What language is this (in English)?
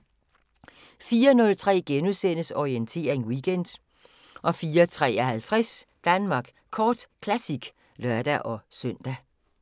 Danish